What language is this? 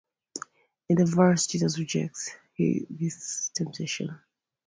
English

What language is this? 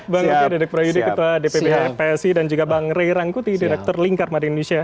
Indonesian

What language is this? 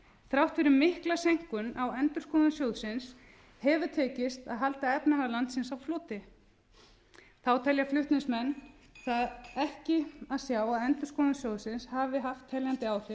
Icelandic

